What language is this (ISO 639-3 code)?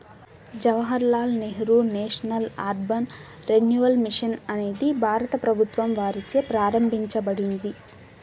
tel